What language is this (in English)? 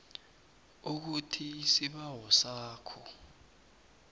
South Ndebele